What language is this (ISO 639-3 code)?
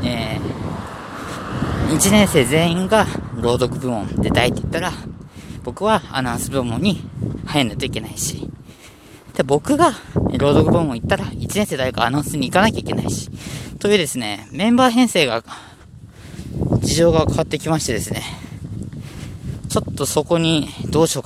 jpn